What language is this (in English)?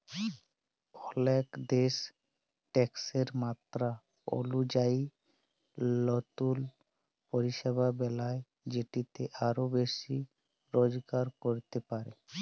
Bangla